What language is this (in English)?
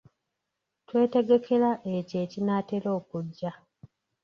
Ganda